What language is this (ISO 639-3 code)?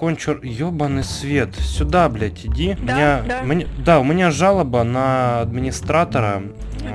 rus